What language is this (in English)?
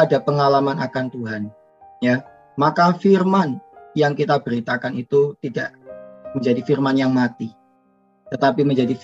Indonesian